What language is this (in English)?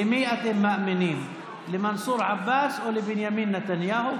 Hebrew